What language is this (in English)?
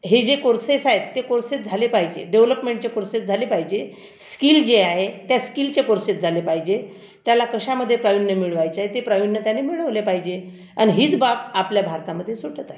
Marathi